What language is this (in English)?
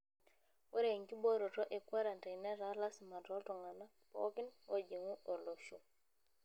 Masai